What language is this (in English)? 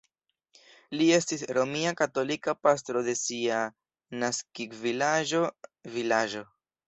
Esperanto